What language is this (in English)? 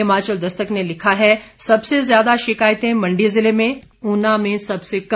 Hindi